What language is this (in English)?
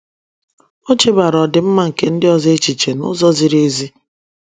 Igbo